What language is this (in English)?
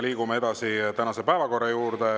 Estonian